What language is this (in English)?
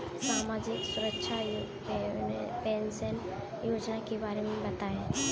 Hindi